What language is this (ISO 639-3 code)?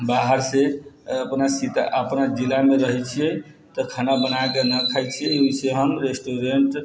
mai